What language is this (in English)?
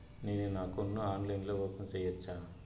Telugu